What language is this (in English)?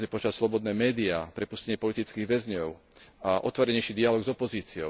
Slovak